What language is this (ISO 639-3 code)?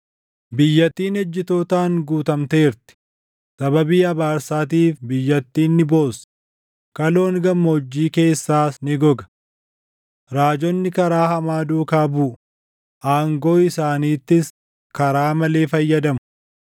orm